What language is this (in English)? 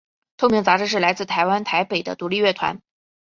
Chinese